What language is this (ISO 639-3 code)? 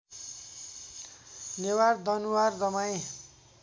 nep